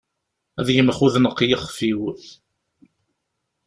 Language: Kabyle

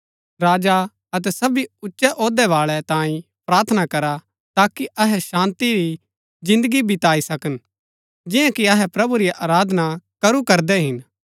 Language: Gaddi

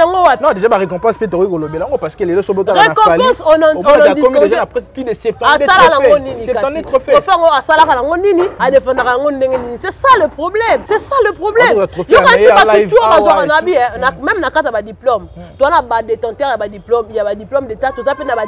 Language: French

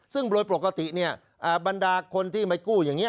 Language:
Thai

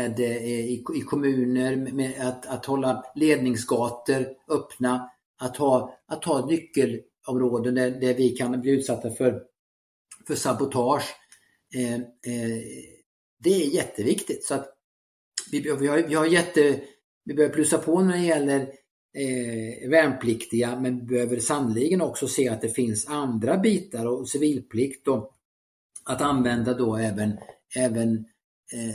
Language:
Swedish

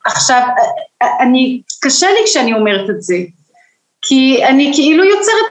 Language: Hebrew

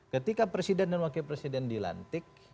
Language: Indonesian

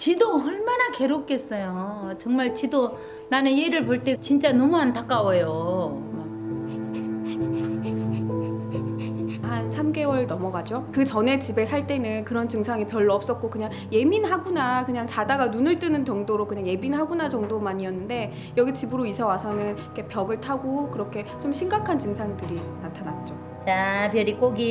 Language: Korean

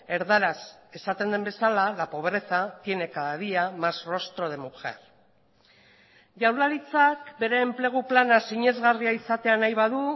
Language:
Basque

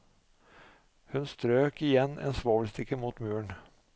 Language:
Norwegian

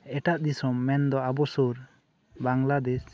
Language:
Santali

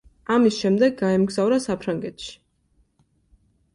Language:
Georgian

